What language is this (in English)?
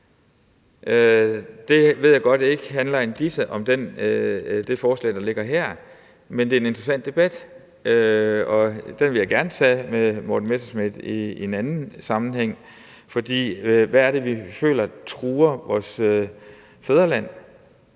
Danish